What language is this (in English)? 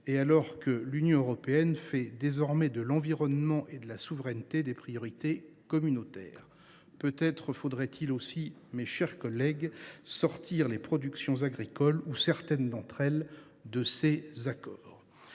French